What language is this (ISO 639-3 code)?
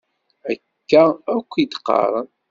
kab